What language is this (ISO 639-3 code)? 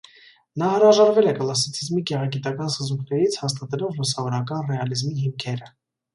hye